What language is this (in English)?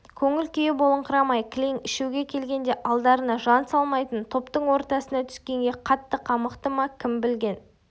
Kazakh